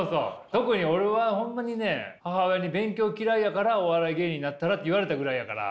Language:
Japanese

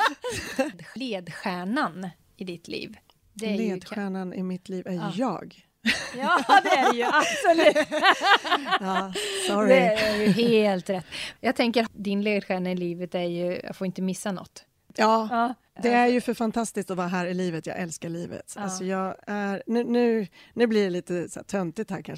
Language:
Swedish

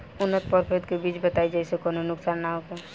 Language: Bhojpuri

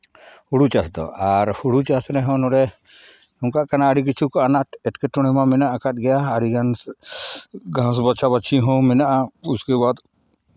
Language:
Santali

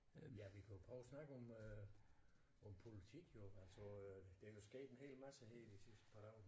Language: Danish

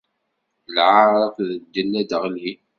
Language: Kabyle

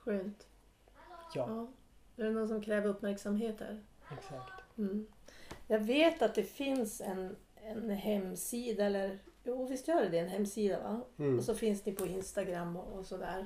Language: Swedish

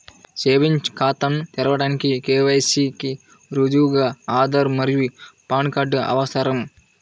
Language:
Telugu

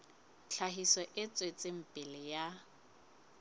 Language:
Southern Sotho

